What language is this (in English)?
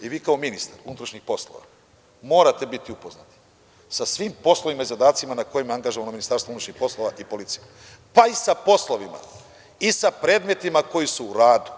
Serbian